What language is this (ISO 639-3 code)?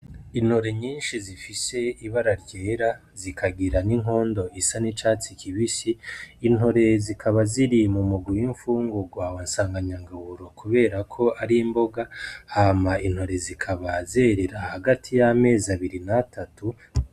run